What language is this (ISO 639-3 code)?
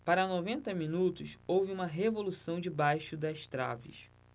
por